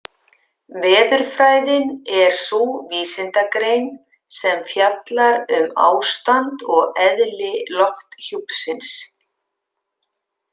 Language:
Icelandic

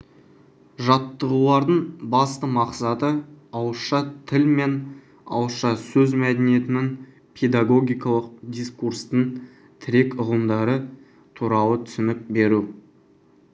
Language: Kazakh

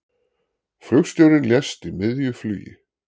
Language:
Icelandic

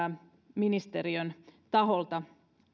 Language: Finnish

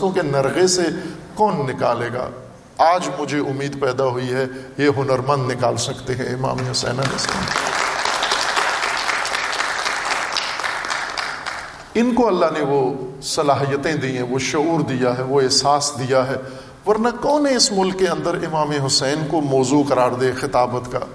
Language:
Urdu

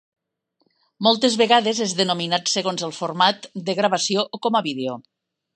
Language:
Catalan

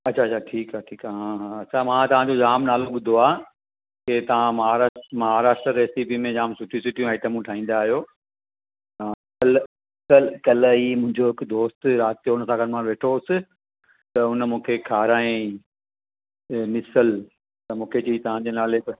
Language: Sindhi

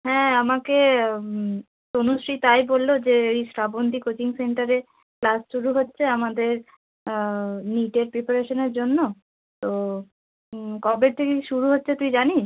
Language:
Bangla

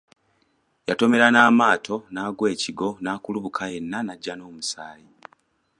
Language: Ganda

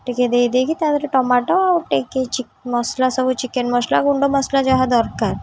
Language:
Odia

